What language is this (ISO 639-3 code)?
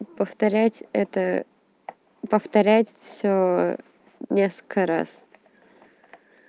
rus